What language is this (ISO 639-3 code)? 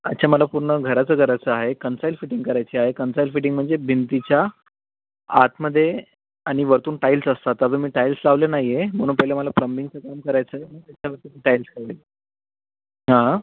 mar